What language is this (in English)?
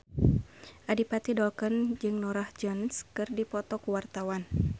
Sundanese